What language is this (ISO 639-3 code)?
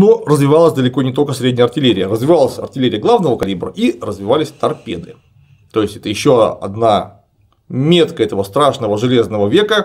rus